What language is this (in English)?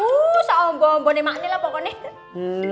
Indonesian